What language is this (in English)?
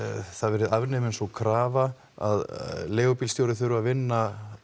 Icelandic